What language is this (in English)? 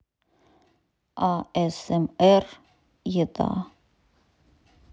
Russian